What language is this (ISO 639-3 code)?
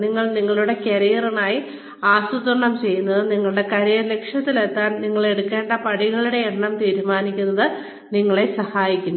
mal